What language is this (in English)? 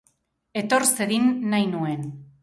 Basque